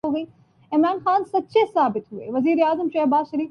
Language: Urdu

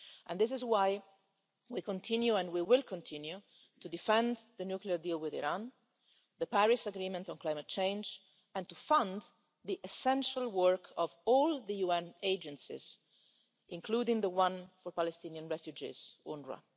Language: English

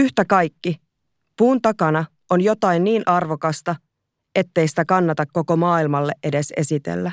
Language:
Finnish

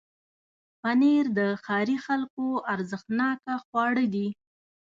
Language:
Pashto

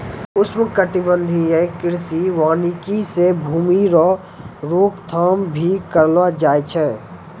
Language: Maithili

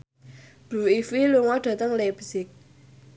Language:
Javanese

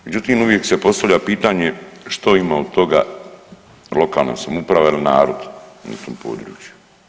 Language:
Croatian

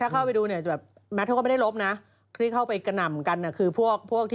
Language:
Thai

